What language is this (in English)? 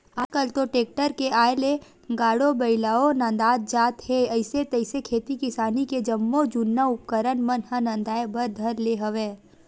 Chhattisgarhi